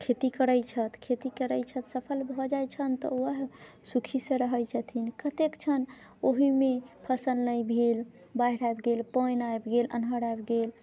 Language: Maithili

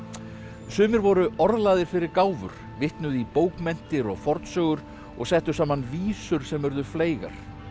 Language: Icelandic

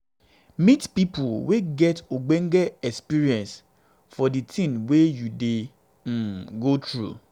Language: Nigerian Pidgin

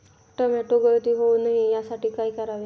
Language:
Marathi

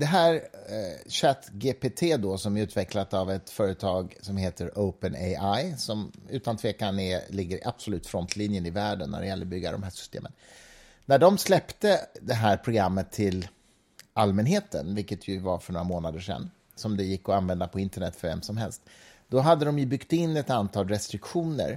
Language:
Swedish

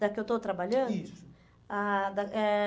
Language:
Portuguese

